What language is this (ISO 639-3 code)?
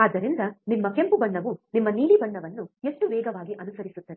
kan